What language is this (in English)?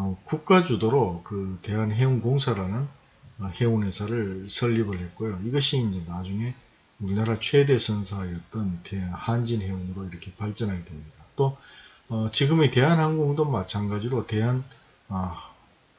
Korean